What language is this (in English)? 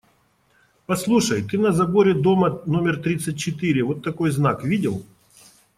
Russian